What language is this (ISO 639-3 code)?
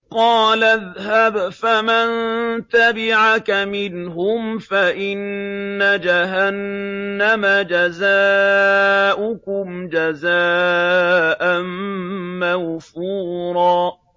ara